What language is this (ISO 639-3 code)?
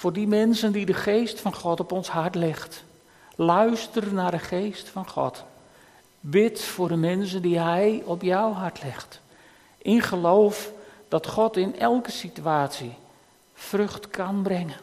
nld